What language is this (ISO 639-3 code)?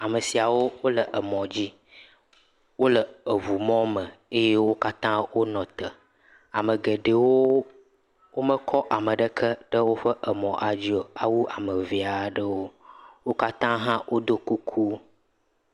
ewe